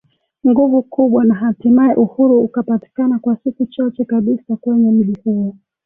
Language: Swahili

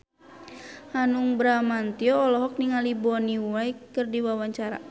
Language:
Sundanese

